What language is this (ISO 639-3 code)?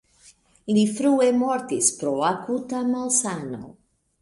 epo